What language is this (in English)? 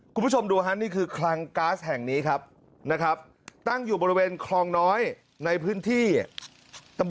Thai